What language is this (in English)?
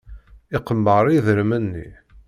Kabyle